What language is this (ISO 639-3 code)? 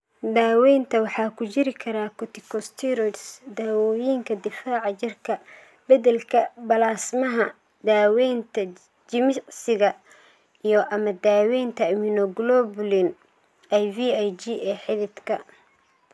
som